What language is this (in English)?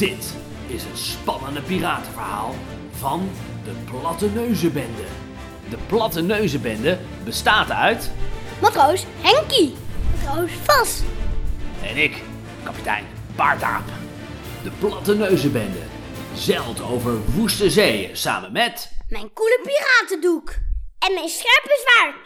Dutch